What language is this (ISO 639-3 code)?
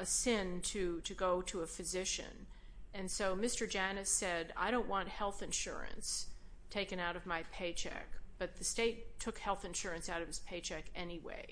eng